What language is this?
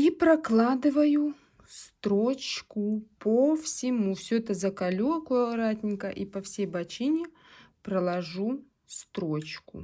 Russian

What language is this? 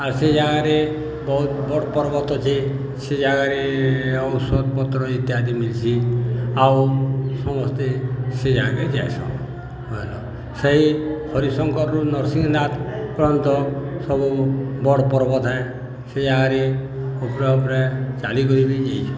Odia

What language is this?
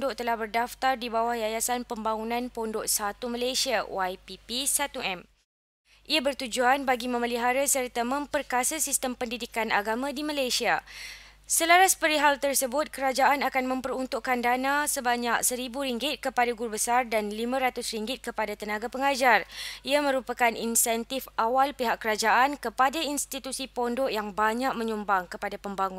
Malay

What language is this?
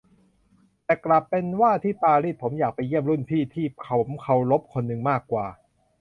Thai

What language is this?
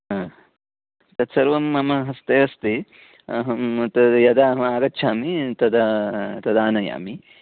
Sanskrit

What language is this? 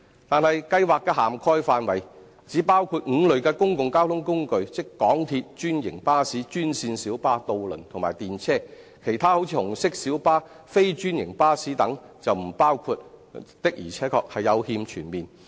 Cantonese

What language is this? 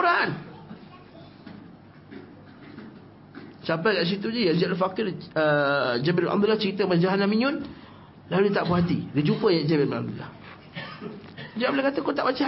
Malay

